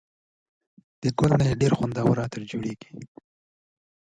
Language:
Pashto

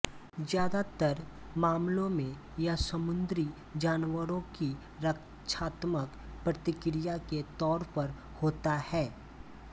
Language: Hindi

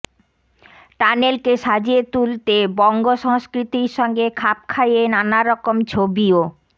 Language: Bangla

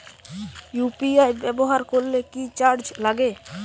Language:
Bangla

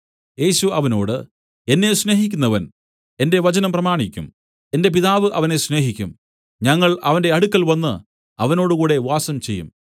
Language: Malayalam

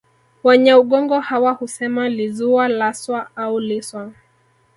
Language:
Swahili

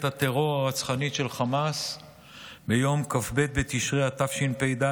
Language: Hebrew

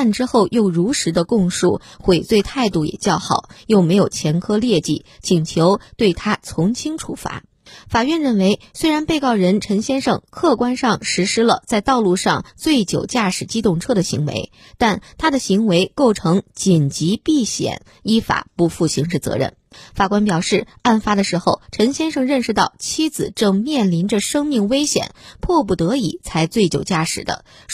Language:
Chinese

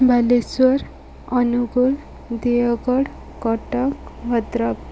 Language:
Odia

